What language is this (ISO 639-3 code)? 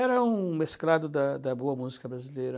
por